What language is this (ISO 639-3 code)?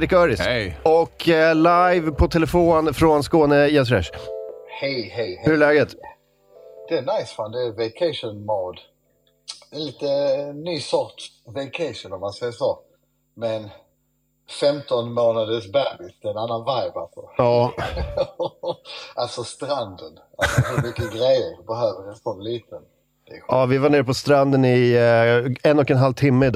swe